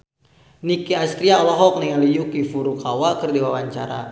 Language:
Sundanese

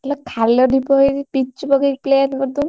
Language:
Odia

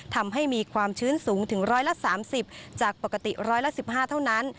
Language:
Thai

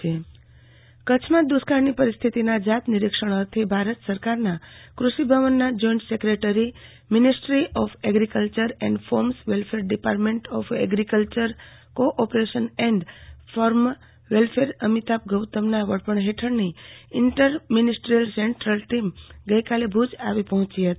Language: Gujarati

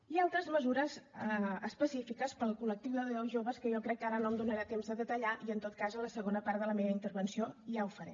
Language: Catalan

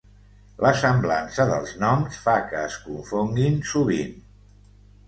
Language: Catalan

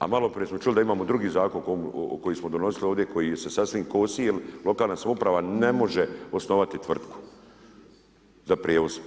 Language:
Croatian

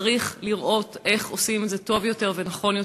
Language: Hebrew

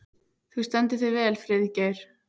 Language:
Icelandic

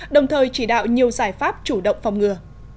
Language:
Vietnamese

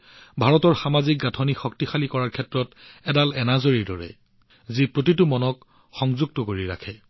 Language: Assamese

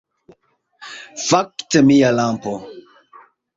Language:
Esperanto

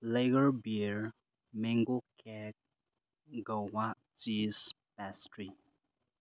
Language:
Manipuri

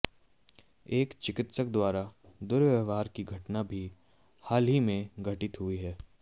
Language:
Hindi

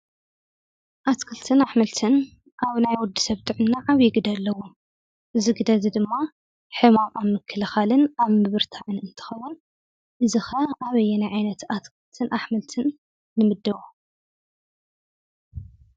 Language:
Tigrinya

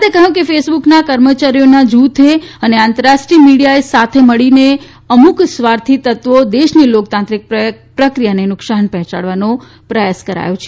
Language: Gujarati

